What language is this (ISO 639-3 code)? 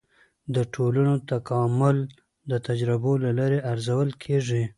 pus